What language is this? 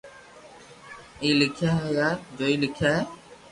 Loarki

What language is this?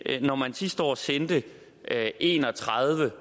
Danish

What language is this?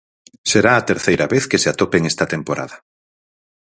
Galician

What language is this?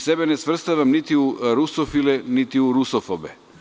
Serbian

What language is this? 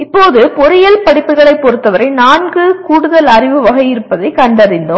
Tamil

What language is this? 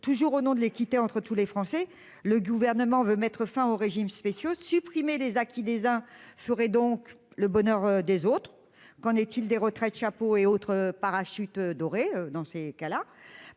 French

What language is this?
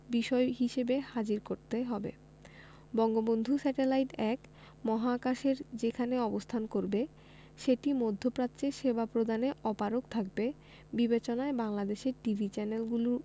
Bangla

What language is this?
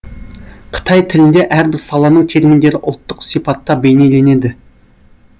Kazakh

